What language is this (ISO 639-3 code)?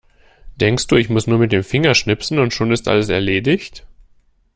deu